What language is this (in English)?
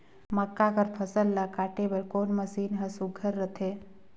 Chhattisgarhi